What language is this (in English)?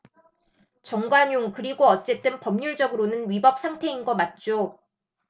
Korean